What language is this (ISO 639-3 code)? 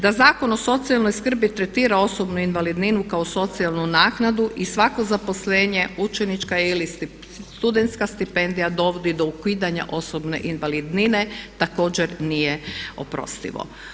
hrv